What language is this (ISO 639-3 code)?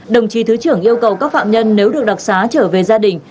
vie